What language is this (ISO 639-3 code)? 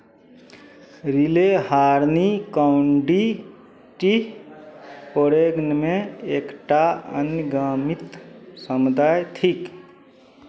mai